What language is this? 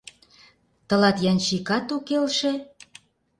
Mari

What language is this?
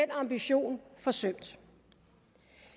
Danish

